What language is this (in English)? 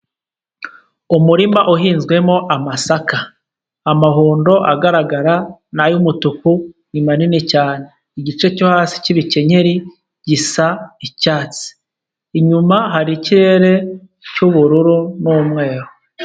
Kinyarwanda